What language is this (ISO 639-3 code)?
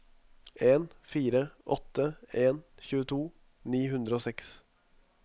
nor